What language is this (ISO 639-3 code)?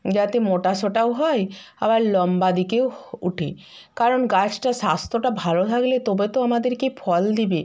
ben